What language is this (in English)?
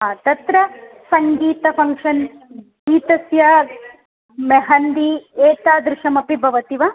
Sanskrit